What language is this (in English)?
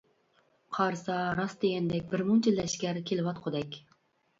Uyghur